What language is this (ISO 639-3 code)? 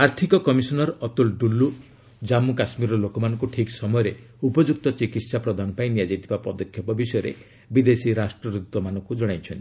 ori